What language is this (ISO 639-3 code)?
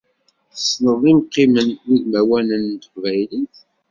kab